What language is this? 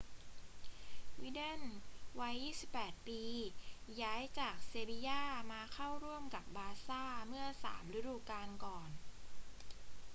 Thai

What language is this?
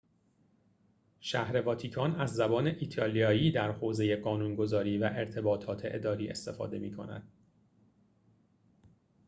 Persian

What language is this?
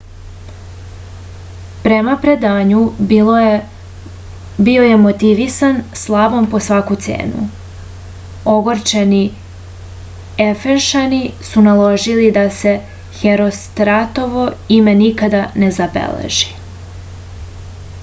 Serbian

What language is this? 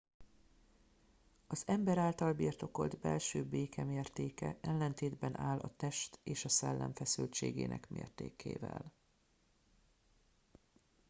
Hungarian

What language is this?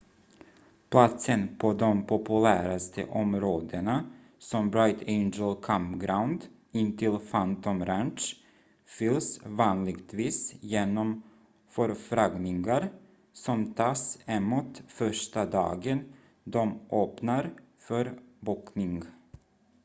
Swedish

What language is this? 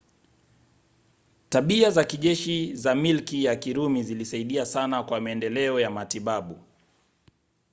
Swahili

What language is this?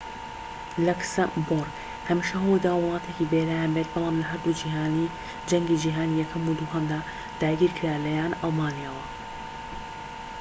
Central Kurdish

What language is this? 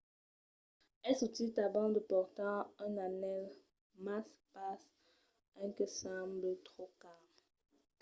Occitan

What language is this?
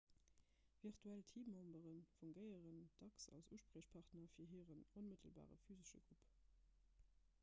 Luxembourgish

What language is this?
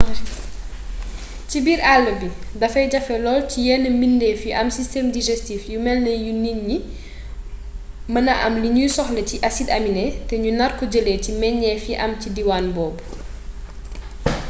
Wolof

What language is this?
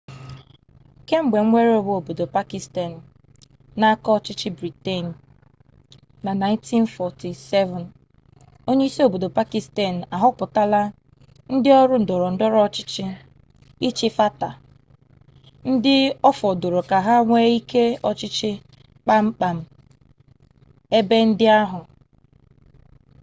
Igbo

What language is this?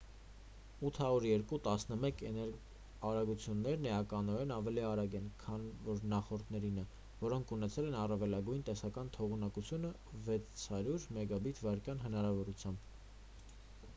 Armenian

